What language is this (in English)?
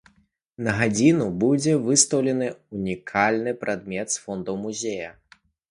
Belarusian